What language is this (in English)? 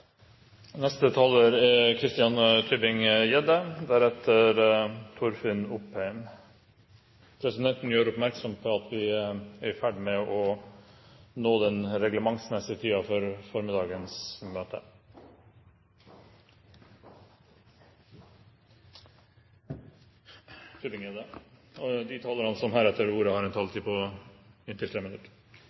Norwegian